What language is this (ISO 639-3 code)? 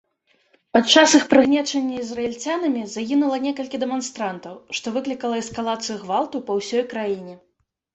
bel